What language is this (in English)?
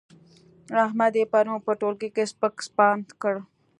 Pashto